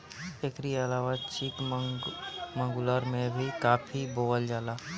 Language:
Bhojpuri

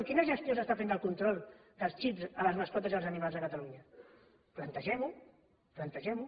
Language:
Catalan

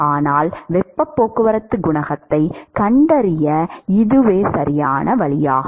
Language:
Tamil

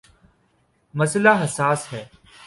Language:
Urdu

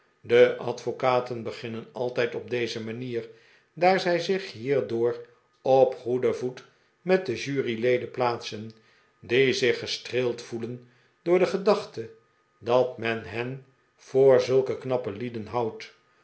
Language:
Dutch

